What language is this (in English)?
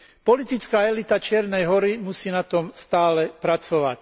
Slovak